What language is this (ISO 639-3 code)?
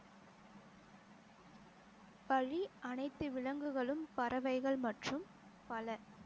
tam